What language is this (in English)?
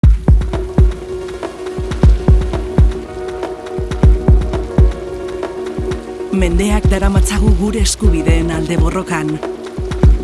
Basque